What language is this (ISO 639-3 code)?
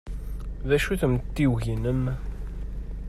kab